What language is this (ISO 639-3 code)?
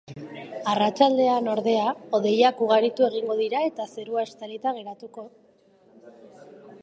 eus